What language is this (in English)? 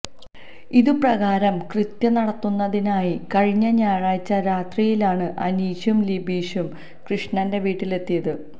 Malayalam